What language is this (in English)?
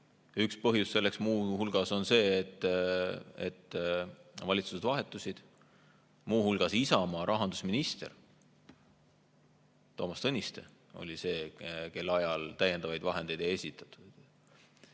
Estonian